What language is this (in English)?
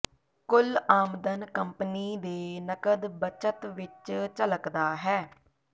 Punjabi